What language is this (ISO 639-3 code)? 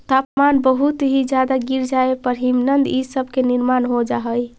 mag